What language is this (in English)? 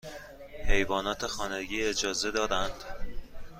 Persian